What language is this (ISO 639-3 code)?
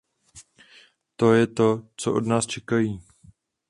ces